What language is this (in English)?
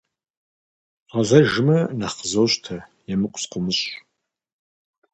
Kabardian